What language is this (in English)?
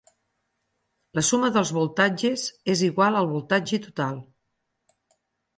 Catalan